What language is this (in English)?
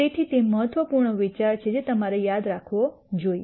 Gujarati